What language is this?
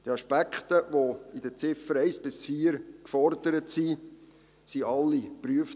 Swiss German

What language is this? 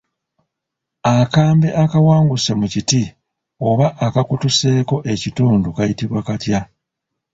Ganda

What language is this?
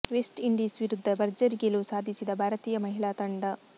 Kannada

